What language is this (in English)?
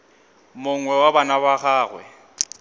Northern Sotho